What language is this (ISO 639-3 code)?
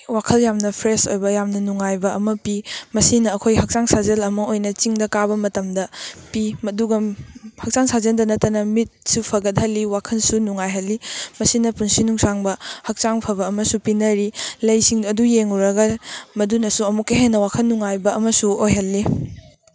mni